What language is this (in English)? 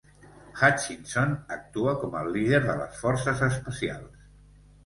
Catalan